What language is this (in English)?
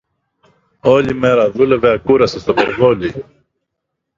Greek